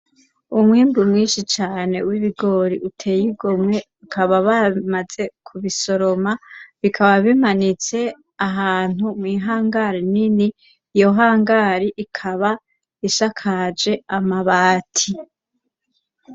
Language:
Rundi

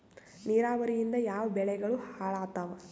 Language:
Kannada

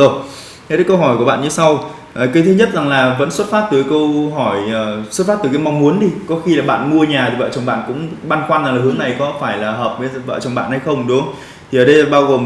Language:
Vietnamese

